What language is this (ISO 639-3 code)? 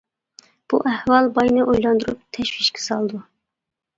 uig